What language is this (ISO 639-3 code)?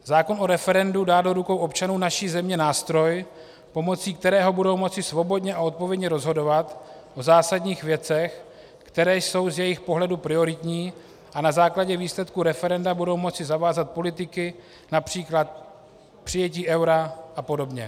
ces